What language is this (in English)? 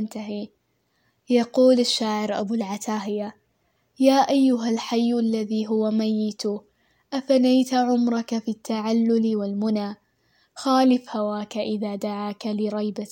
Arabic